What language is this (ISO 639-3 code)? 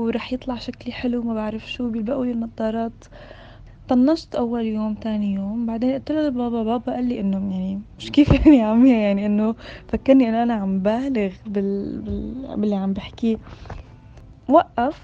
ara